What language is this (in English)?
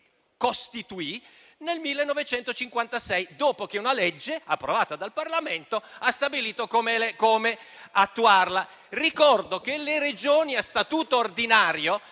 Italian